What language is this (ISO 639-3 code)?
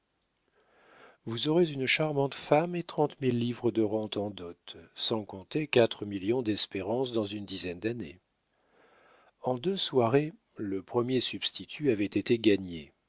fra